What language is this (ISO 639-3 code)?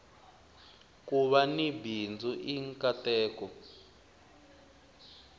tso